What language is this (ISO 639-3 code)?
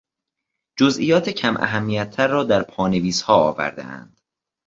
fas